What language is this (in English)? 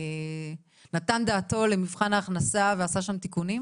Hebrew